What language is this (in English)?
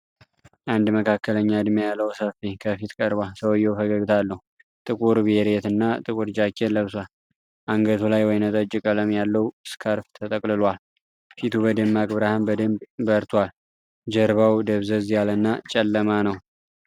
Amharic